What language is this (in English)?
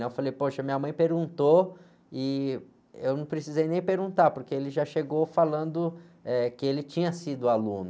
Portuguese